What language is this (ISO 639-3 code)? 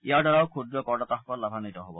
asm